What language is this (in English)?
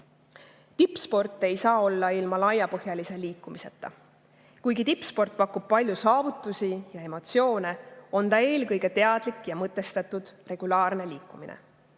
Estonian